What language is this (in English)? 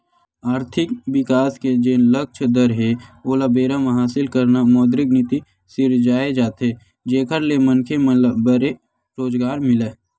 Chhattisgarhi